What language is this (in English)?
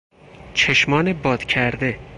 Persian